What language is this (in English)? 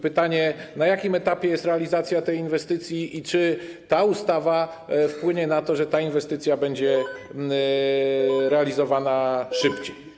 Polish